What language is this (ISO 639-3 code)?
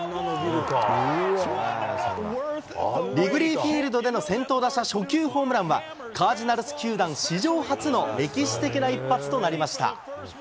jpn